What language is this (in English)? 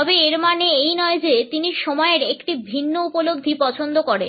Bangla